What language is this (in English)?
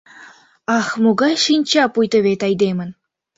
Mari